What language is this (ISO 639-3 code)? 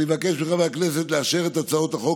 heb